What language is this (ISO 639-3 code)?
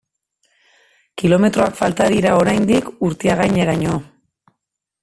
eus